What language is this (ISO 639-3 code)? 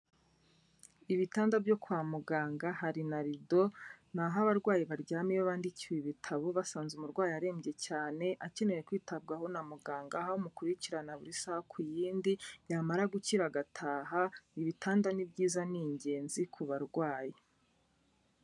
kin